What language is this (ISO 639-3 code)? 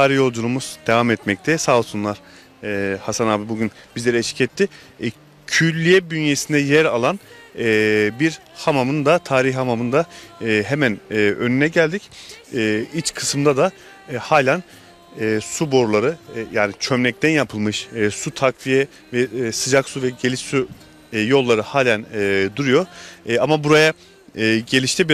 tur